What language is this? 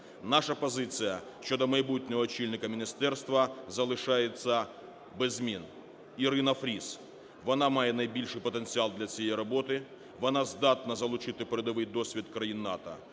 Ukrainian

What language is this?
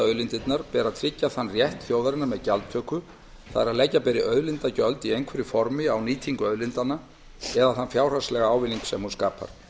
Icelandic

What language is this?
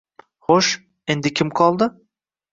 Uzbek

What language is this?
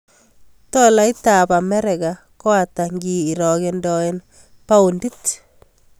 Kalenjin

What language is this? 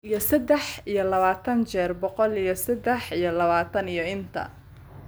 Somali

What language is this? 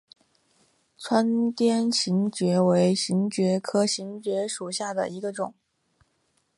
Chinese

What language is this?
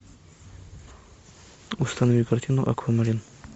Russian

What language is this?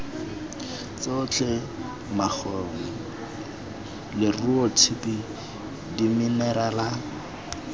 Tswana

